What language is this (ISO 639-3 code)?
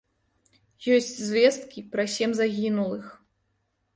bel